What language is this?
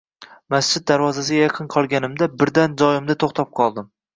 Uzbek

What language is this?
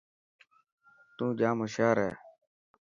Dhatki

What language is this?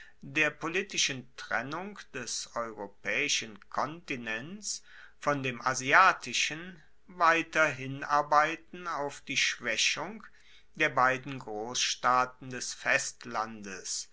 German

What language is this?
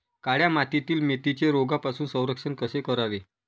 Marathi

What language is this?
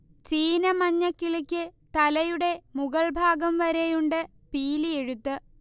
Malayalam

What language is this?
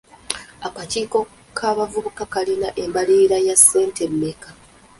Ganda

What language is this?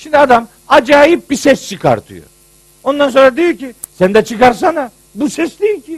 Turkish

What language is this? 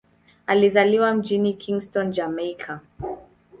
Swahili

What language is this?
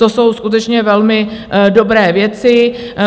Czech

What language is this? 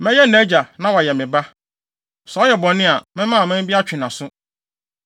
Akan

